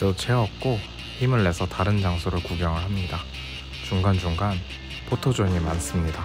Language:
Korean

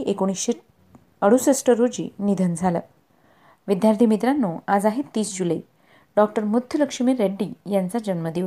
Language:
Marathi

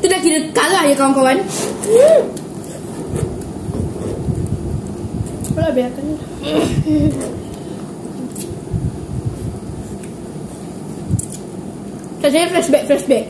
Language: Malay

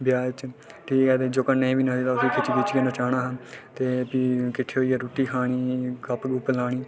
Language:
Dogri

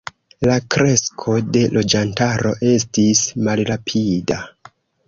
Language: Esperanto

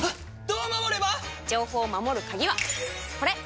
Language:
Japanese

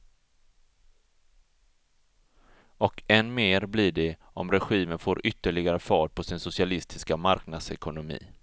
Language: Swedish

